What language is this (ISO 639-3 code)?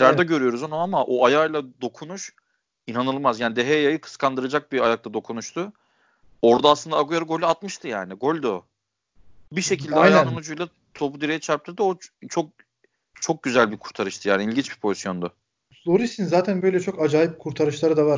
tur